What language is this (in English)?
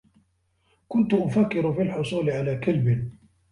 Arabic